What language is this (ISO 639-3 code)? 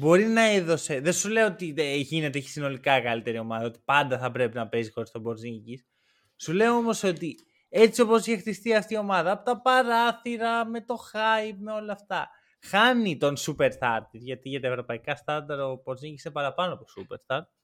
ell